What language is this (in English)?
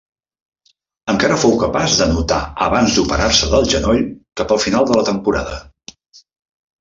Catalan